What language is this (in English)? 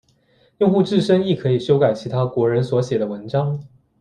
Chinese